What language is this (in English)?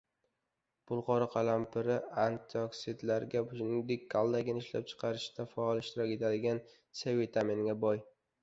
Uzbek